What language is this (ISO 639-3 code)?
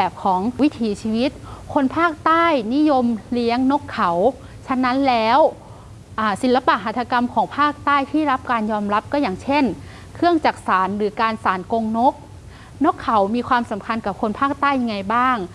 tha